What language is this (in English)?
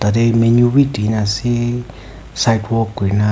Naga Pidgin